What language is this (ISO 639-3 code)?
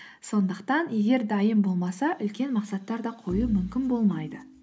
kaz